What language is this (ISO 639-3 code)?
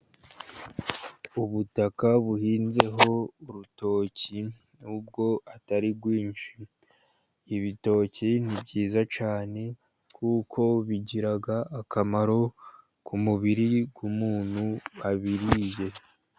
kin